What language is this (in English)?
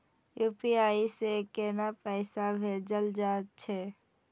Maithili